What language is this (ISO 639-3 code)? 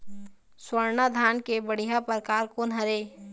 hne